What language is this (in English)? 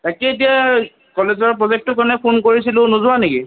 Assamese